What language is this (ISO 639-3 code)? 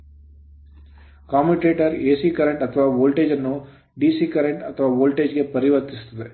kan